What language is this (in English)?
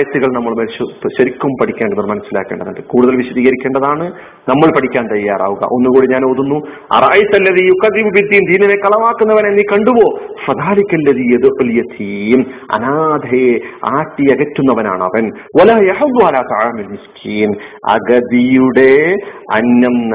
Malayalam